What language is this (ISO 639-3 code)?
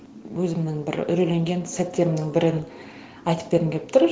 kaz